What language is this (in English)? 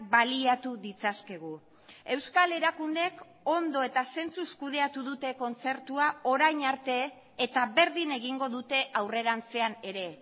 Basque